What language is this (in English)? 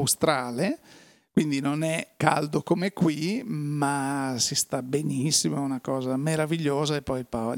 Italian